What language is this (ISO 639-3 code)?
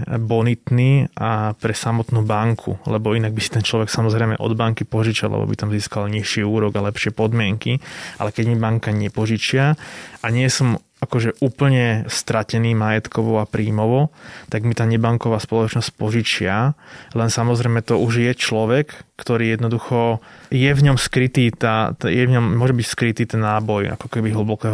slk